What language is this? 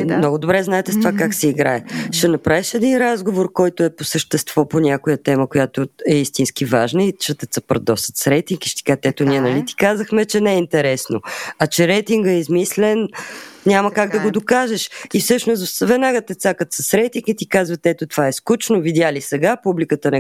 Bulgarian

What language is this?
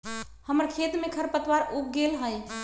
Magahi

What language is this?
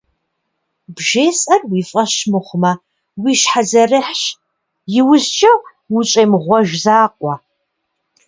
Kabardian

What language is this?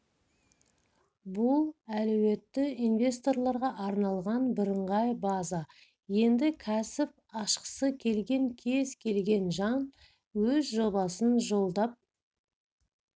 Kazakh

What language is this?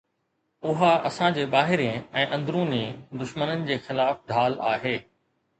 Sindhi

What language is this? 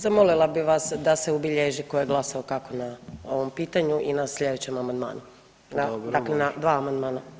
Croatian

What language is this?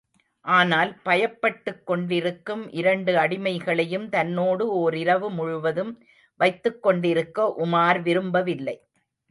Tamil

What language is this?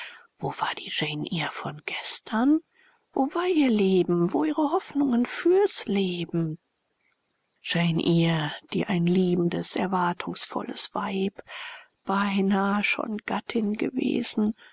German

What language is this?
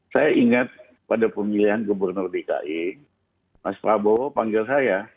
Indonesian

